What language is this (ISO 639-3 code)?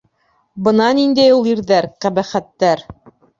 bak